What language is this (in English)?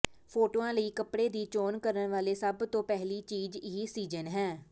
Punjabi